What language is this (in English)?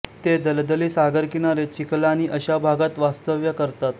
Marathi